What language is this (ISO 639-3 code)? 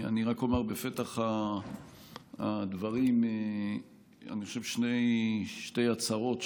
heb